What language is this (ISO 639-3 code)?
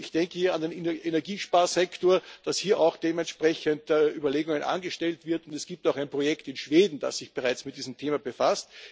deu